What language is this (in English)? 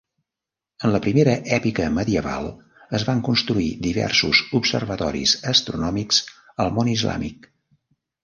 Catalan